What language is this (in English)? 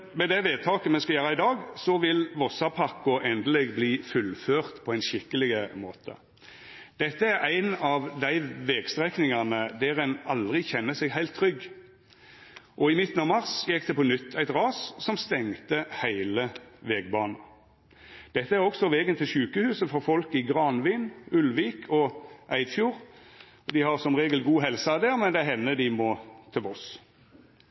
Norwegian Nynorsk